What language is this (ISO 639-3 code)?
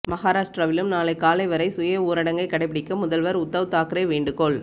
tam